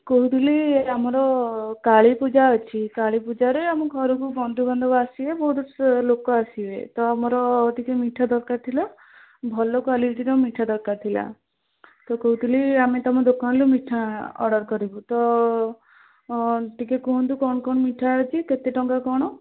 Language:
Odia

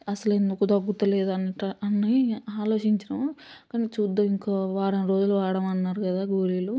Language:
Telugu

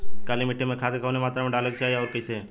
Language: Bhojpuri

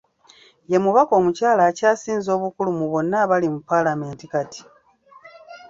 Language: Ganda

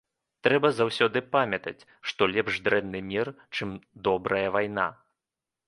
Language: Belarusian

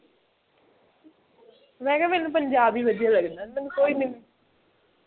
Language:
Punjabi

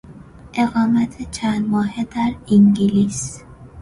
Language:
Persian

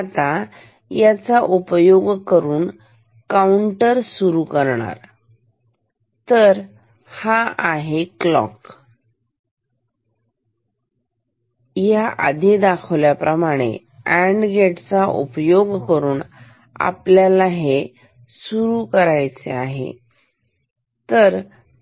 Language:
Marathi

